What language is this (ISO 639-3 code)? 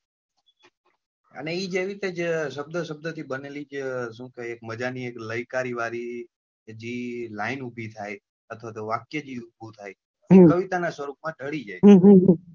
guj